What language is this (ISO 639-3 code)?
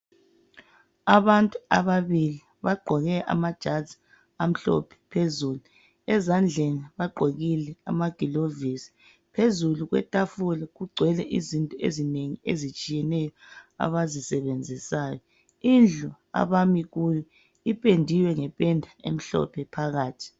nde